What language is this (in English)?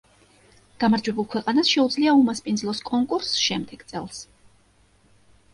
Georgian